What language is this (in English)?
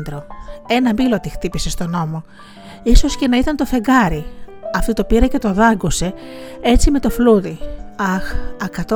Greek